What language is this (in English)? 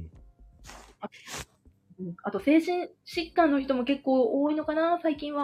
Japanese